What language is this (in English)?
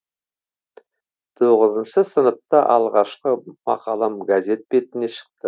Kazakh